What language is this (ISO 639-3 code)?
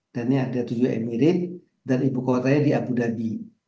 ind